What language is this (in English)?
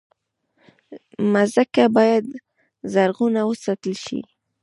Pashto